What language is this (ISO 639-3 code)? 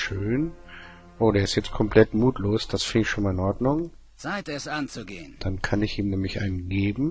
deu